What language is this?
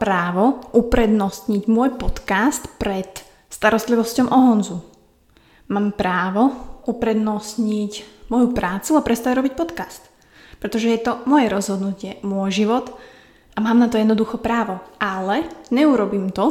Slovak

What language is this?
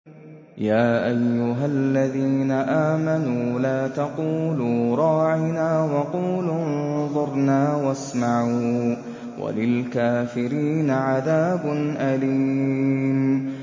Arabic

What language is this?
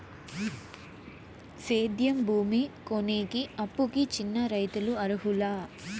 Telugu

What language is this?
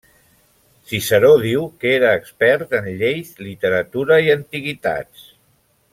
Catalan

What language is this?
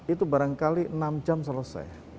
Indonesian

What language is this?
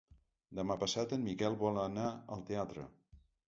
Catalan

